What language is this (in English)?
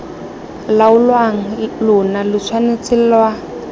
Tswana